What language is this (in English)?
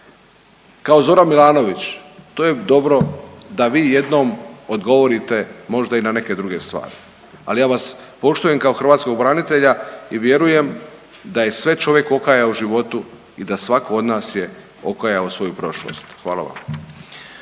Croatian